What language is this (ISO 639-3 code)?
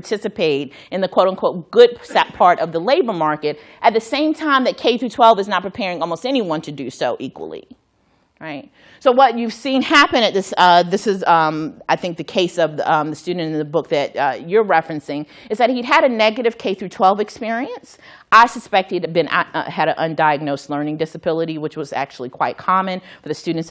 eng